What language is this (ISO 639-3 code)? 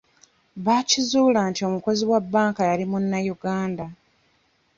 lug